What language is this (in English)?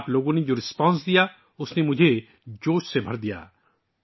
Urdu